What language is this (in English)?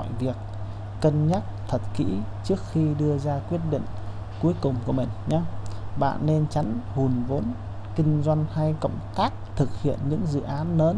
Vietnamese